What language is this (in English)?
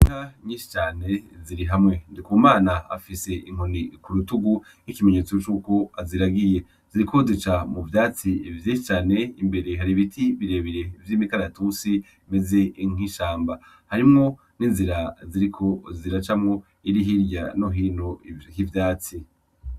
Rundi